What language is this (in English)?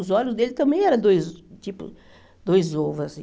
Portuguese